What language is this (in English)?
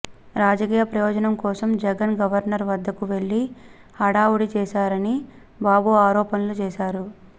Telugu